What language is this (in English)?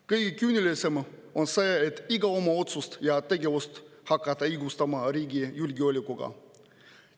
Estonian